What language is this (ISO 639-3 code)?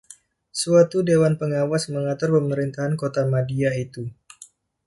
ind